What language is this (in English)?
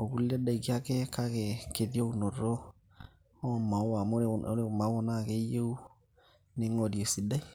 Masai